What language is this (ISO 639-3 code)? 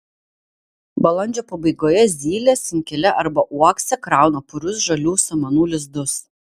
lit